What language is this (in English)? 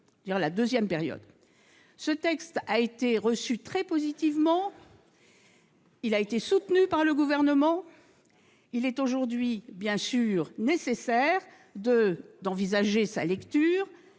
French